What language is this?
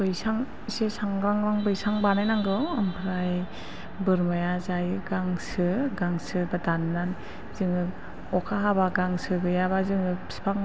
Bodo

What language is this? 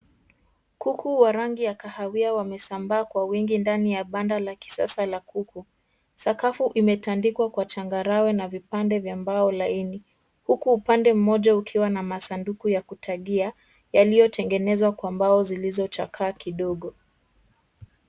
Swahili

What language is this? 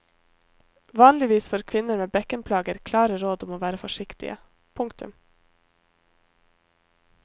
Norwegian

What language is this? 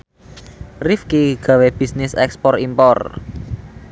Javanese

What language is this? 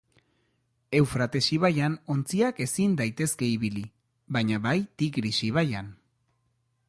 Basque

